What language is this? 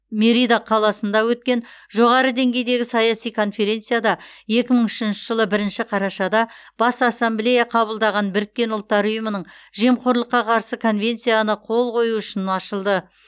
Kazakh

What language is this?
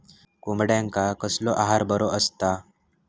Marathi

